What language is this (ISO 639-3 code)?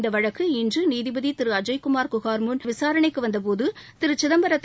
tam